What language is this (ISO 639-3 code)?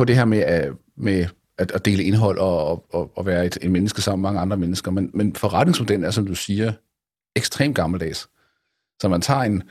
dan